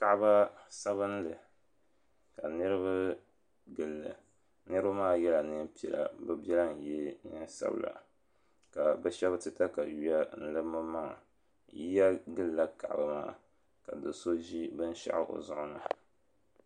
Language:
Dagbani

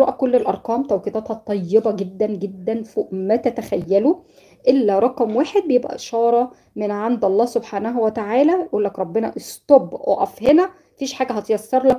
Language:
Arabic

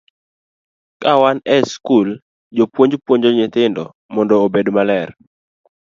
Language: Luo (Kenya and Tanzania)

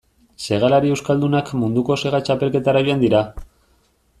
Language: Basque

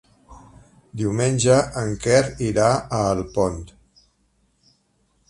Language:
Catalan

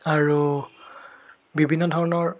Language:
Assamese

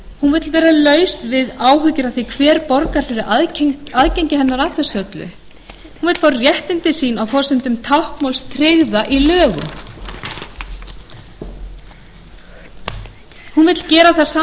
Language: Icelandic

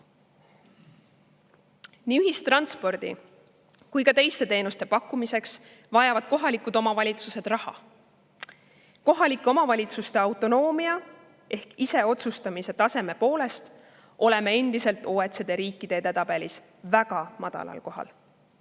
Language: Estonian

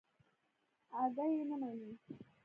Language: Pashto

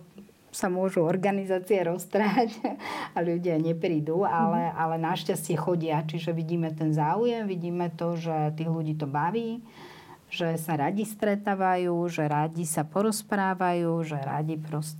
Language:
Slovak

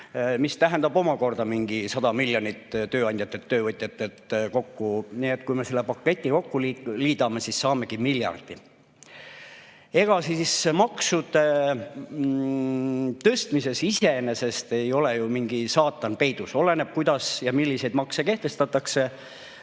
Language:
Estonian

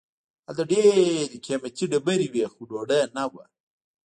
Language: Pashto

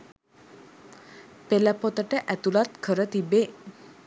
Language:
Sinhala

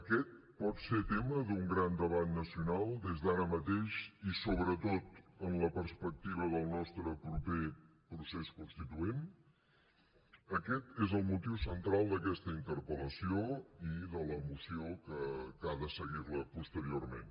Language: Catalan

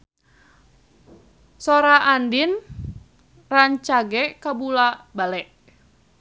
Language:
Sundanese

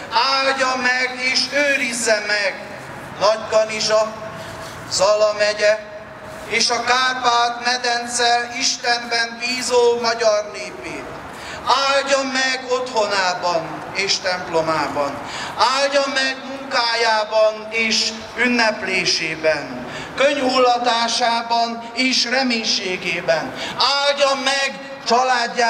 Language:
Hungarian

